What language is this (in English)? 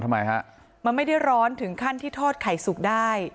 Thai